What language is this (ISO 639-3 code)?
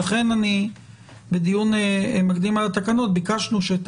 heb